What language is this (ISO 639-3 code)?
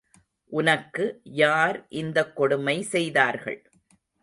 tam